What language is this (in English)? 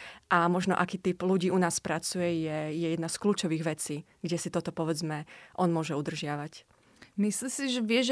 Slovak